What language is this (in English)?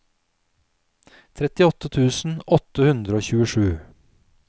Norwegian